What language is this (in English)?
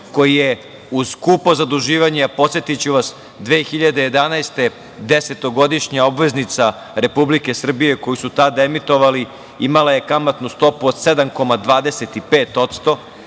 Serbian